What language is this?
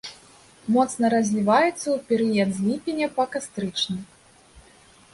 Belarusian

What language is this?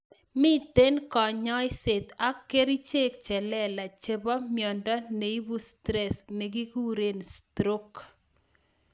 Kalenjin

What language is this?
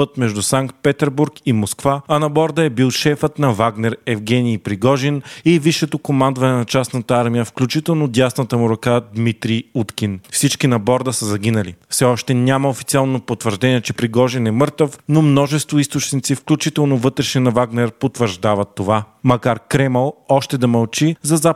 Bulgarian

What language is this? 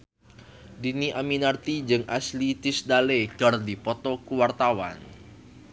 Sundanese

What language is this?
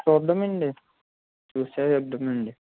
Telugu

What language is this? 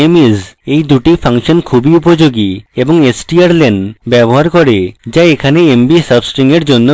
Bangla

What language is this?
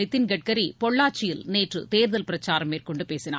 Tamil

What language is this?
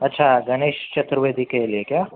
Urdu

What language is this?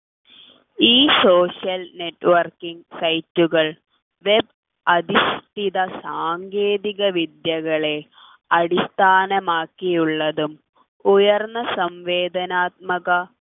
Malayalam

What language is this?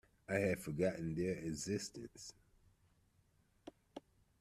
English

